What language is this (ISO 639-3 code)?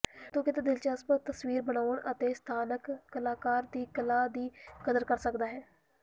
pan